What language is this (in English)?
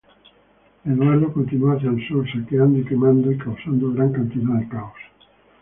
Spanish